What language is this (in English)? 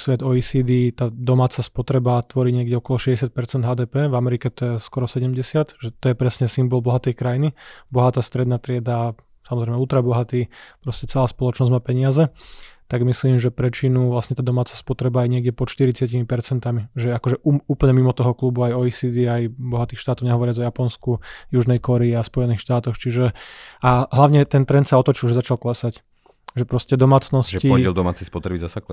Slovak